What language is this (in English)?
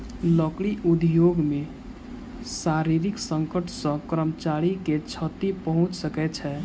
Maithili